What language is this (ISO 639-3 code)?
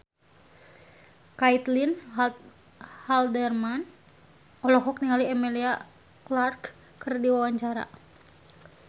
sun